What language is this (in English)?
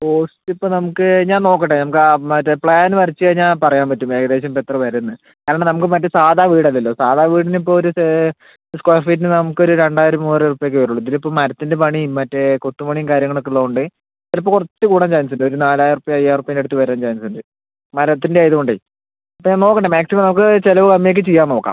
Malayalam